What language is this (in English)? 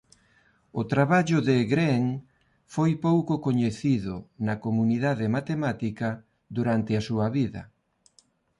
Galician